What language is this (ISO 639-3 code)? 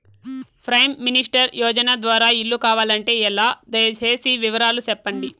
tel